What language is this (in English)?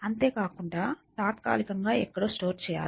Telugu